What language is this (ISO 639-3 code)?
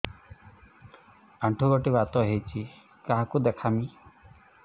ori